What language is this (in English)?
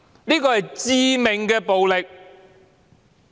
Cantonese